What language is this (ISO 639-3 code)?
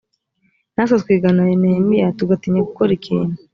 kin